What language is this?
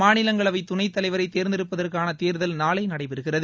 Tamil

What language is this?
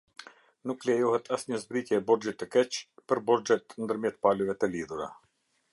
Albanian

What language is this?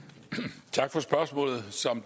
Danish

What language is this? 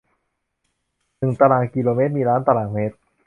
Thai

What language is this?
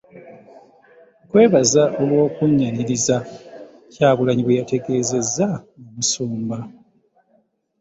Ganda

